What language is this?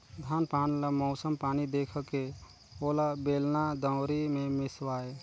Chhattisgarhi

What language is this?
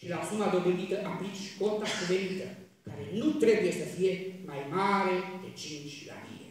Romanian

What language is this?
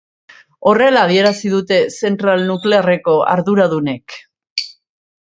Basque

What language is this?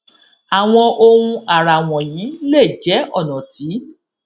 Yoruba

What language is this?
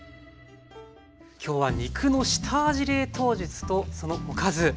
Japanese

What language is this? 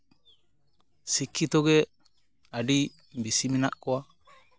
Santali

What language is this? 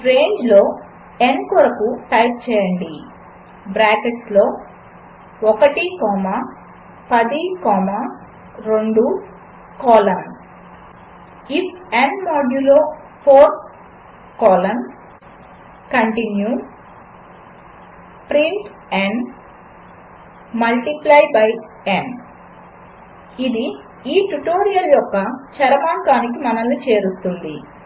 Telugu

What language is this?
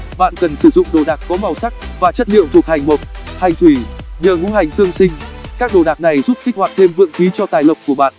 Vietnamese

